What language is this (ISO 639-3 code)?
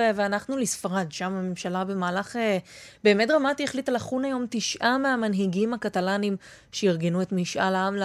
heb